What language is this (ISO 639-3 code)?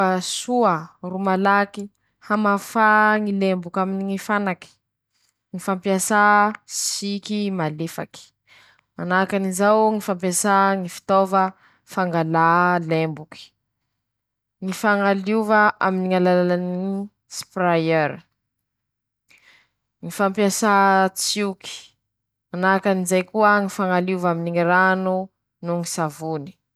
msh